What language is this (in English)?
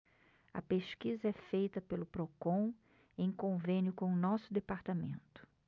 Portuguese